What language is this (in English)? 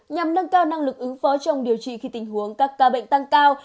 Vietnamese